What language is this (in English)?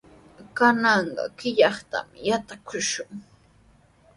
Sihuas Ancash Quechua